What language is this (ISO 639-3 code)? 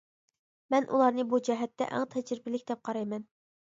uig